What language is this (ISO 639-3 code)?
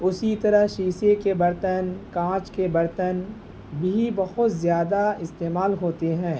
urd